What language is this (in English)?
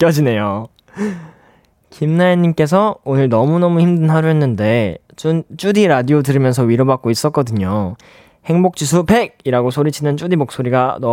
Korean